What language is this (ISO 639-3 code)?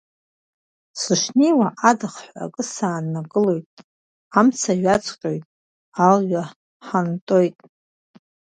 abk